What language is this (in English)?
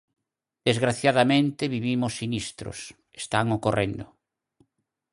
Galician